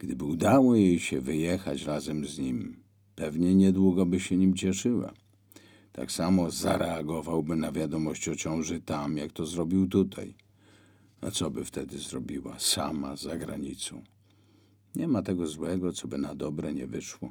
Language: Polish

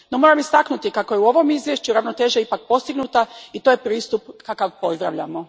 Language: Croatian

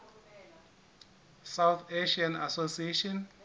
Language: Southern Sotho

